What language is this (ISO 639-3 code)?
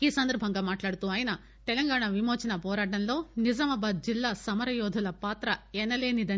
tel